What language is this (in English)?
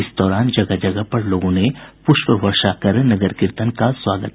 Hindi